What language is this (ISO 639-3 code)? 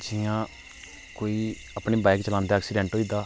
doi